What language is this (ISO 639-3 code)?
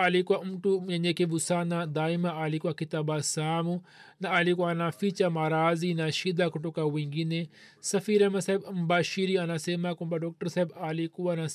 swa